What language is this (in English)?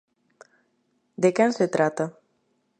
Galician